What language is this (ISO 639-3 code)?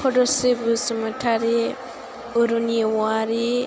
brx